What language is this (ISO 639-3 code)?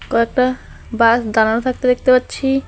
ben